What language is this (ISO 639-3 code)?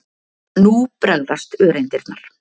isl